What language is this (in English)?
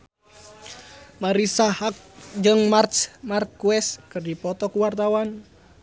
Sundanese